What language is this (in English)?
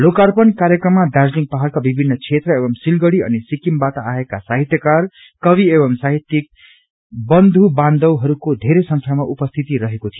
Nepali